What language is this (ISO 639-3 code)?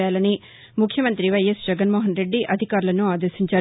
tel